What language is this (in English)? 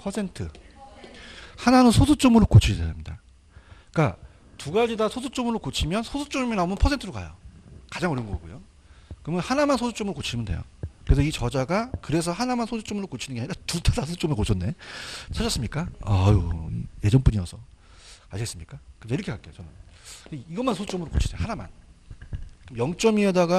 Korean